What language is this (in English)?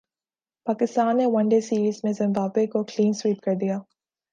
Urdu